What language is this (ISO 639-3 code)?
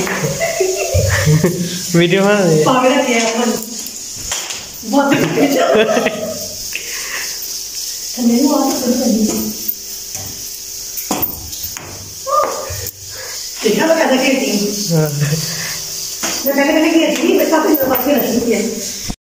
hin